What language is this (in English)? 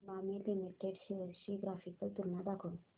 Marathi